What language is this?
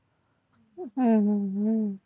Gujarati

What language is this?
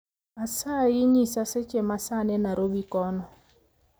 Luo (Kenya and Tanzania)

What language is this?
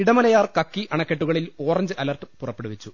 Malayalam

